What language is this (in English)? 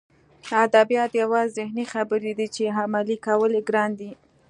Pashto